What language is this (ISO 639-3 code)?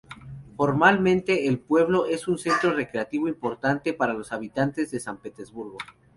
spa